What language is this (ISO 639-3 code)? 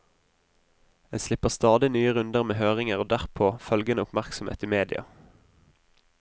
nor